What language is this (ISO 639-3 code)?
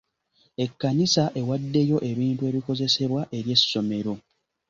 lug